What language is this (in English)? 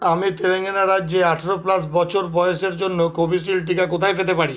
Bangla